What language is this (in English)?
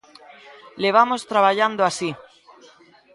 Galician